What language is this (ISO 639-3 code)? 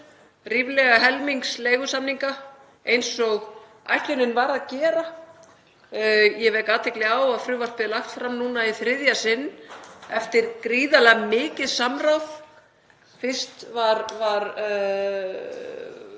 isl